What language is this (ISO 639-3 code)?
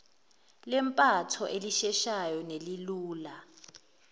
zul